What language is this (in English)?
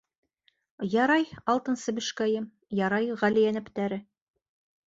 Bashkir